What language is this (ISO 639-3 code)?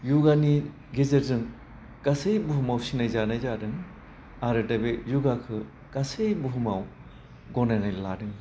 brx